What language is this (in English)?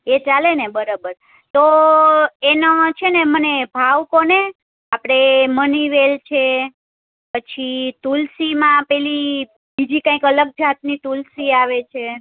Gujarati